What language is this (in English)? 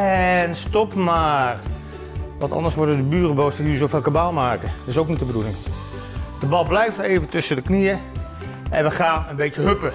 Dutch